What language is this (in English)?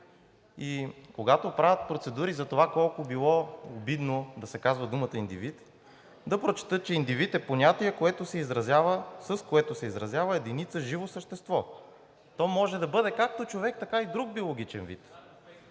Bulgarian